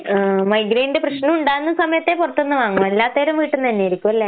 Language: Malayalam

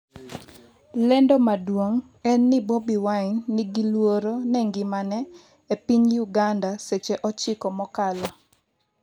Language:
Luo (Kenya and Tanzania)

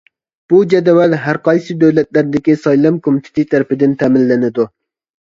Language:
Uyghur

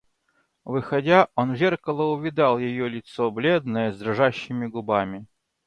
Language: Russian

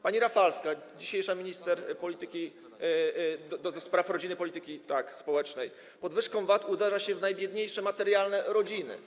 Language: Polish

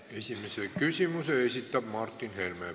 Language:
Estonian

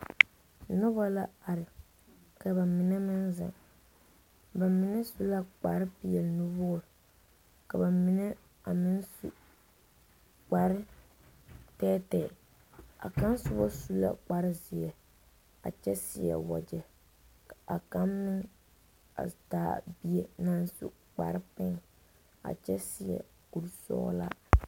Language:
Southern Dagaare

